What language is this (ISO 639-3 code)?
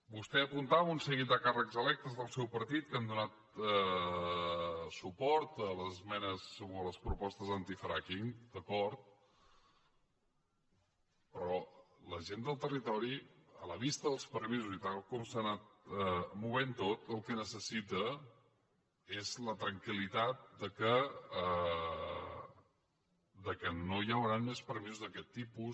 cat